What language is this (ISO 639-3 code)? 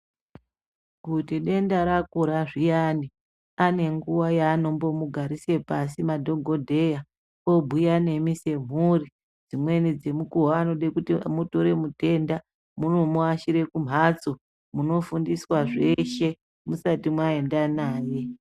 ndc